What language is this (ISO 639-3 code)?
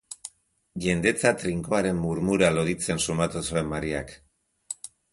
eus